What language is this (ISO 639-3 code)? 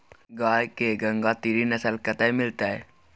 mai